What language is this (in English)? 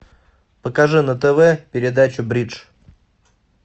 Russian